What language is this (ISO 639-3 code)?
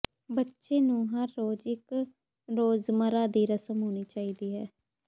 pan